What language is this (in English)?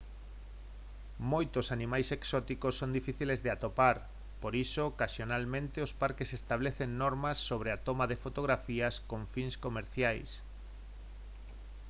Galician